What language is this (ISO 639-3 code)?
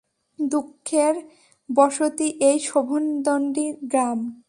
ben